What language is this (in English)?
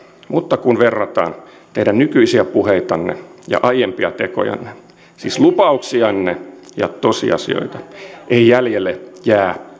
Finnish